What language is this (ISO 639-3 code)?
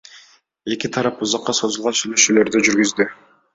kir